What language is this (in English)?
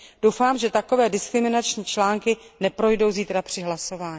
Czech